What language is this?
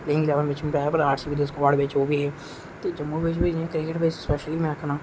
Dogri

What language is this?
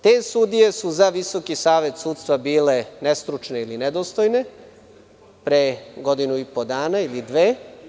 Serbian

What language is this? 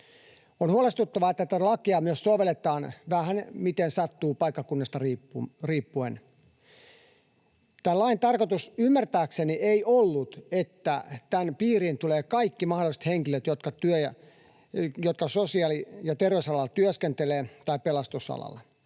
Finnish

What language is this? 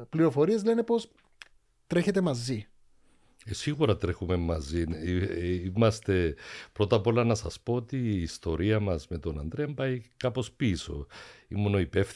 Greek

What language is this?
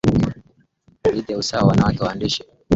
Swahili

